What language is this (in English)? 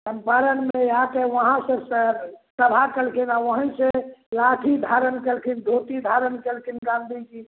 Maithili